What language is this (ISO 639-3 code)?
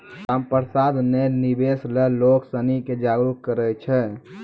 mai